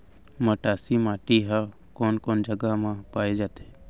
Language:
Chhattisgarhi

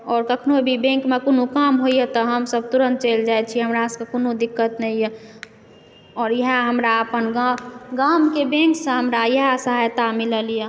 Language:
Maithili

